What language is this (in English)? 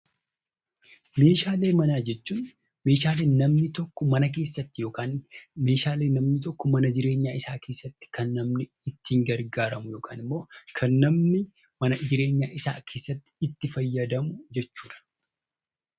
Oromo